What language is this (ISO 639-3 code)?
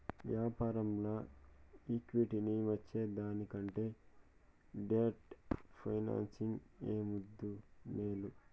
tel